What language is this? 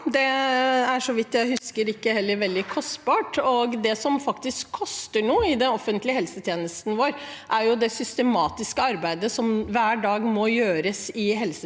Norwegian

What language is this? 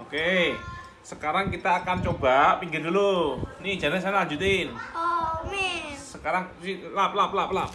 Indonesian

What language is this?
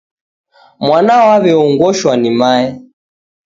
Taita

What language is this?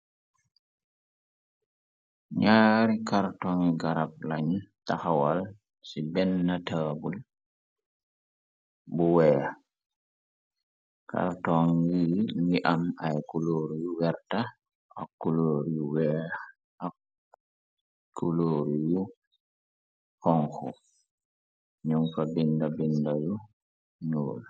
Wolof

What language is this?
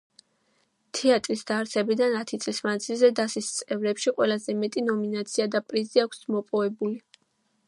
Georgian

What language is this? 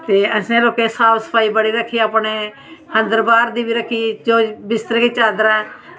Dogri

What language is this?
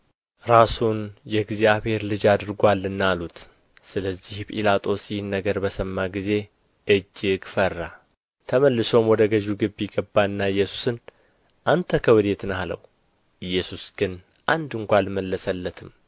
Amharic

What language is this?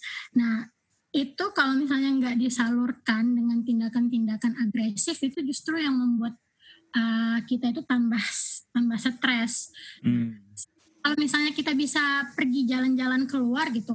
Indonesian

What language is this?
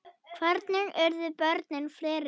Icelandic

